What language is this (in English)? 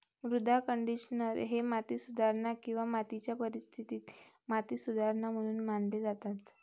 Marathi